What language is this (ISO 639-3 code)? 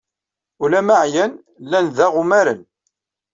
kab